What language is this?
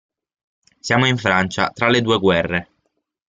Italian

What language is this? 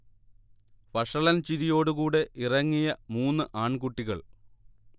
Malayalam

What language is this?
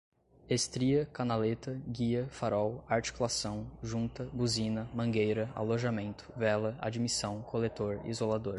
Portuguese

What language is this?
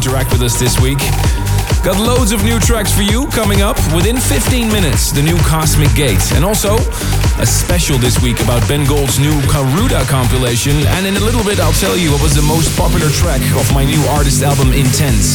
English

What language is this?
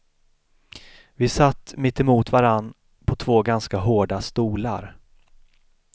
Swedish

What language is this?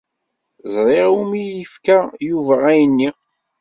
Kabyle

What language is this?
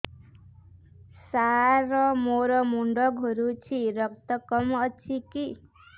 Odia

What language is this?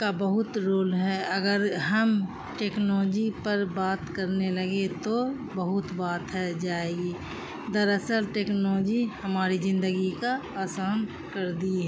Urdu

